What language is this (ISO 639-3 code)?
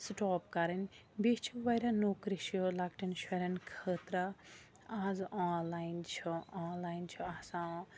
kas